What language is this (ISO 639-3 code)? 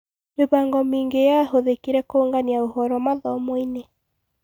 kik